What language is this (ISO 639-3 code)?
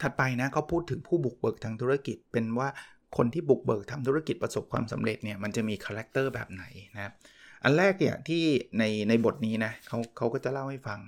tha